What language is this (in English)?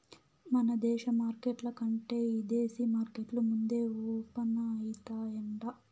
Telugu